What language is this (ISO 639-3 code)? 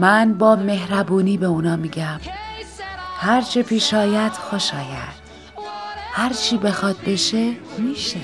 fas